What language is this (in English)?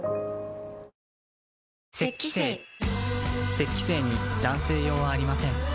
Japanese